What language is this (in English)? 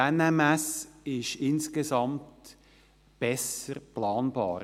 Swiss German